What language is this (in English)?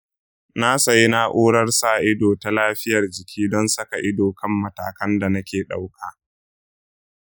Hausa